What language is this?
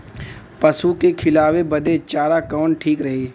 Bhojpuri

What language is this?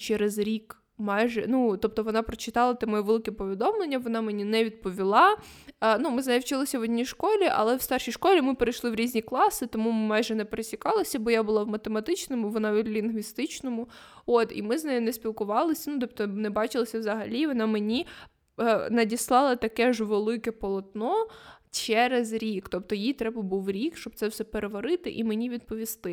Ukrainian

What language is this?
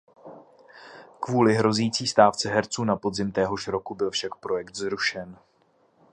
Czech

